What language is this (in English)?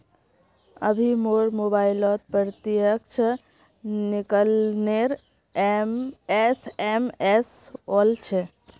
Magahi